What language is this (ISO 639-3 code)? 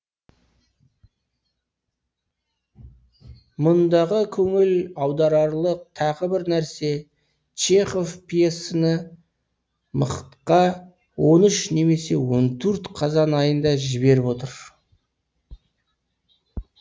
kaz